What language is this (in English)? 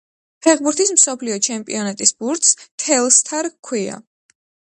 Georgian